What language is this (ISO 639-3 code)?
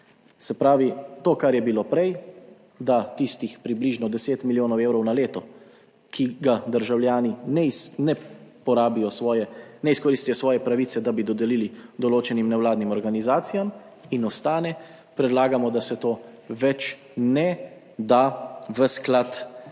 slv